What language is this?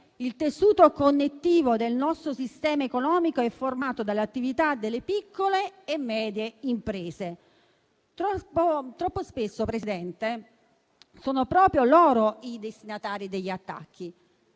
Italian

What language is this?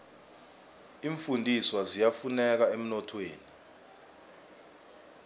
South Ndebele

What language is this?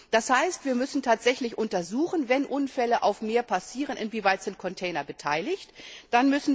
German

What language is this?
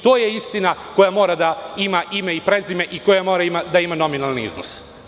Serbian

